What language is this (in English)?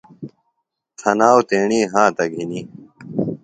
Phalura